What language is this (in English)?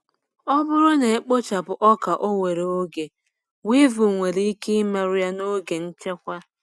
Igbo